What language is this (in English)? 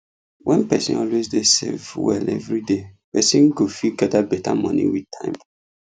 Nigerian Pidgin